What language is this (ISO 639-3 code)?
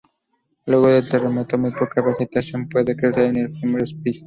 spa